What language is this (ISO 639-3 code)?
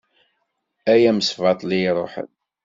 kab